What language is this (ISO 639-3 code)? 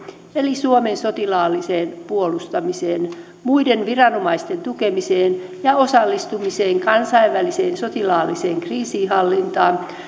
fin